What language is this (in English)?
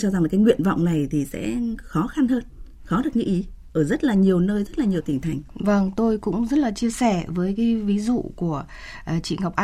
Vietnamese